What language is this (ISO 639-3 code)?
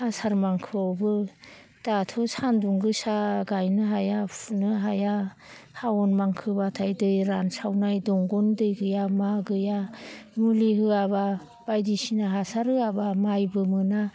brx